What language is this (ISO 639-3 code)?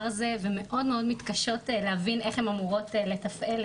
heb